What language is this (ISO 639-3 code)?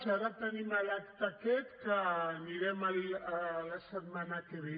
cat